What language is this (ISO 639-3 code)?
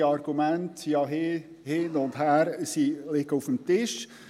gsw